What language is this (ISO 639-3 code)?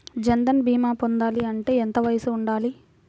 tel